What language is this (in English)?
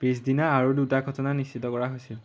Assamese